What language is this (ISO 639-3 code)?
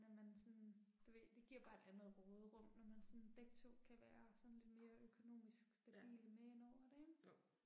dan